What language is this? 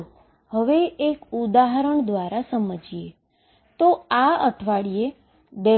Gujarati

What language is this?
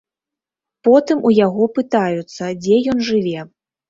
Belarusian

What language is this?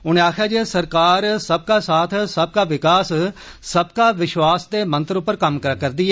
Dogri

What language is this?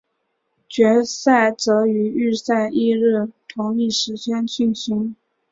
Chinese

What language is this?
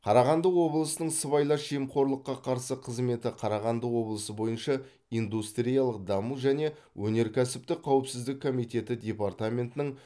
Kazakh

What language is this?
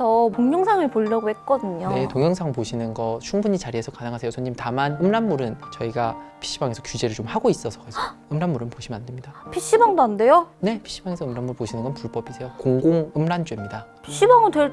Korean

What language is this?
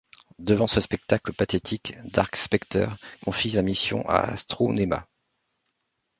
French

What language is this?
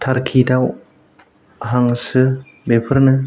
Bodo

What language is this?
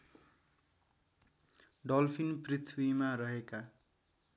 Nepali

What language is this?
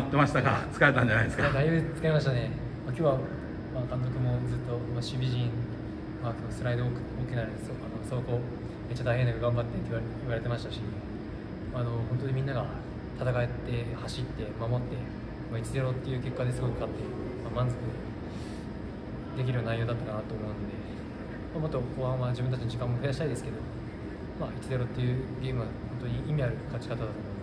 Japanese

